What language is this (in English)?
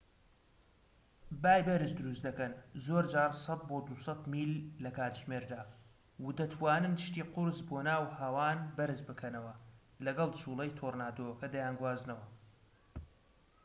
Central Kurdish